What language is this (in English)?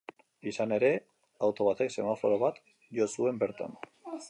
Basque